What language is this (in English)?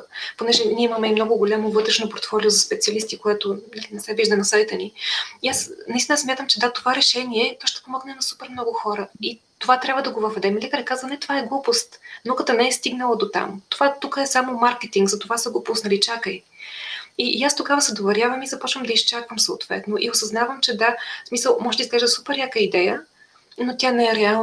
Bulgarian